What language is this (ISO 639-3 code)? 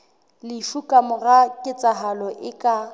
sot